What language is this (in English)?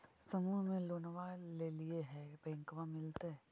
Magahi